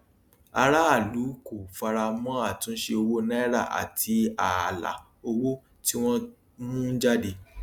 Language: Yoruba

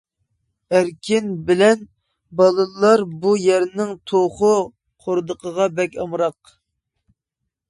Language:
Uyghur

